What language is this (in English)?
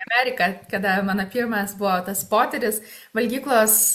Lithuanian